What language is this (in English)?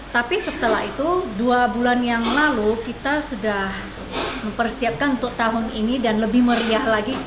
Indonesian